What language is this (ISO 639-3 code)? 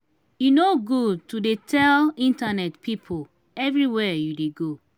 pcm